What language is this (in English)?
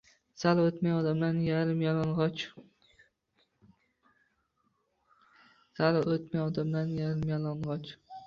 Uzbek